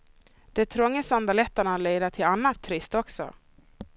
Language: Swedish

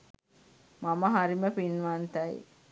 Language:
Sinhala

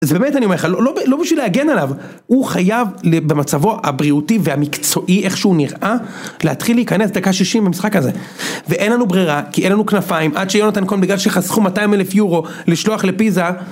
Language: Hebrew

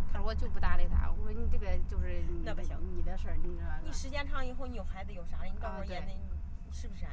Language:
Chinese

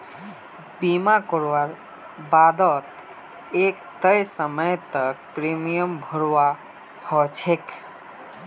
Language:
Magahi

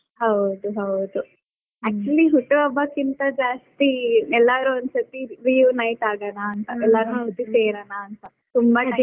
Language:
Kannada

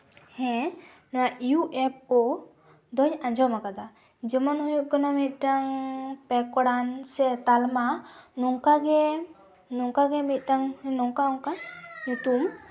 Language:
Santali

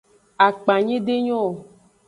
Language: Aja (Benin)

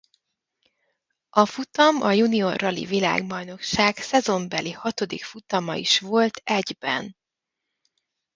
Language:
Hungarian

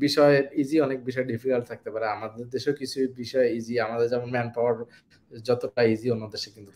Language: Bangla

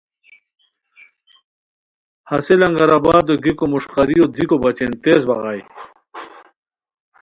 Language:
Khowar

